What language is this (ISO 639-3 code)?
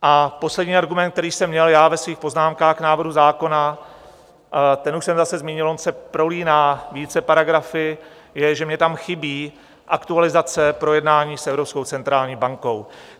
ces